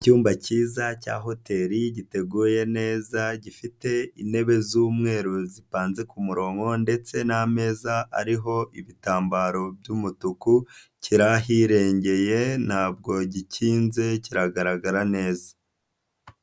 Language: Kinyarwanda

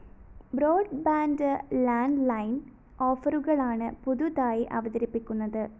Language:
Malayalam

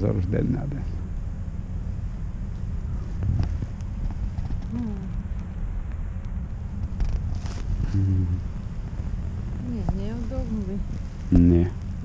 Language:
Bulgarian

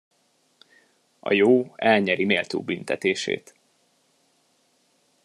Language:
Hungarian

